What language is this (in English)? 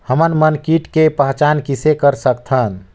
Chhattisgarhi